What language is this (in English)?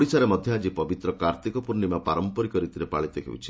Odia